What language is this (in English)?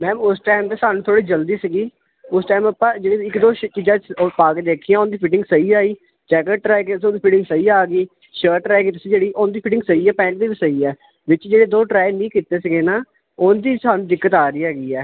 Punjabi